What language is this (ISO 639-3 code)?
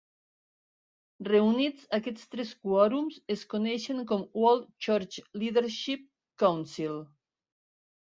cat